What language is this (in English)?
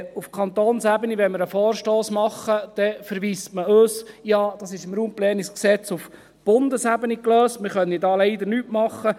Swiss German